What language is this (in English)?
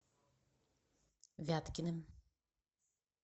Russian